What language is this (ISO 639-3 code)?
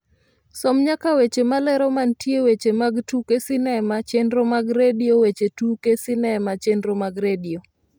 luo